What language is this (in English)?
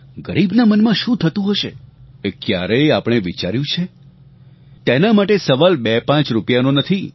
Gujarati